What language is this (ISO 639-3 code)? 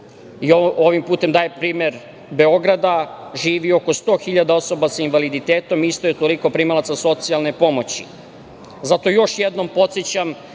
srp